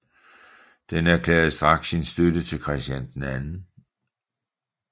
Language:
Danish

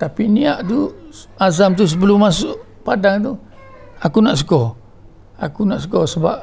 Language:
Malay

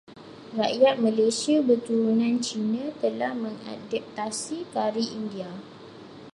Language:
Malay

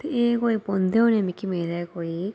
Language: Dogri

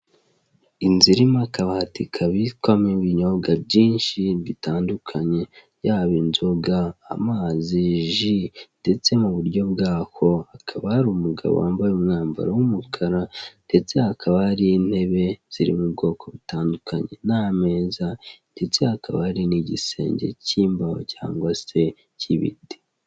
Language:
Kinyarwanda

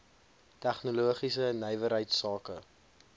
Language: Afrikaans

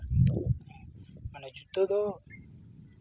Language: Santali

